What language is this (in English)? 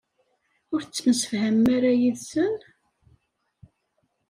Kabyle